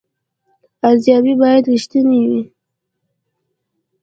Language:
Pashto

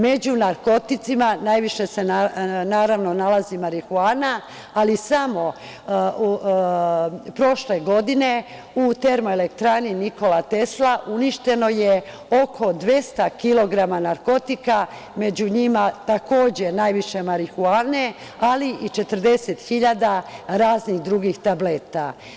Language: Serbian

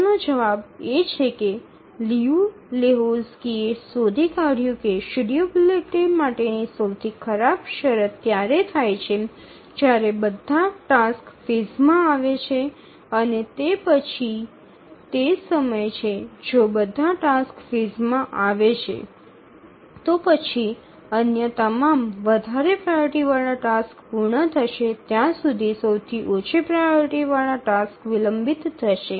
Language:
Gujarati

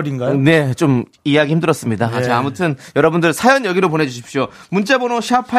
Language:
Korean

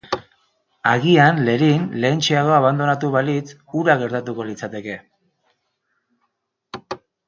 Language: Basque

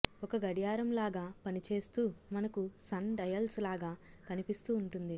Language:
Telugu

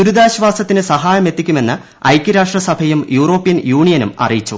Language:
Malayalam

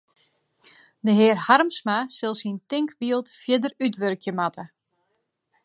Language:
Western Frisian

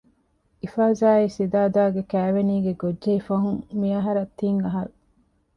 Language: Divehi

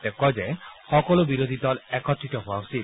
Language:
Assamese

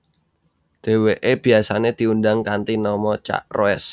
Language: Javanese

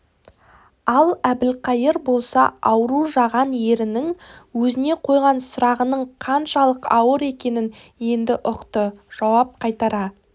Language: Kazakh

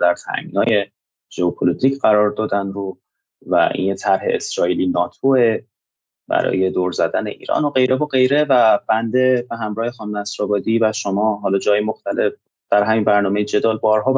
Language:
Persian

